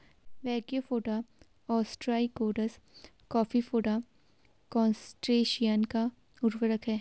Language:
Hindi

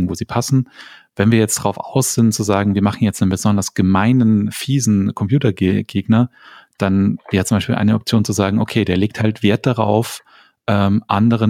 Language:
German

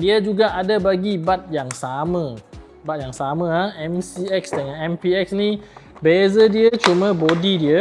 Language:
Malay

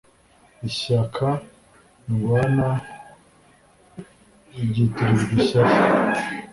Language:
Kinyarwanda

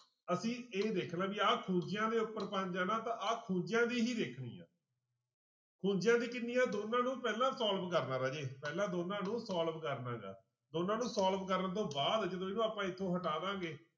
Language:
Punjabi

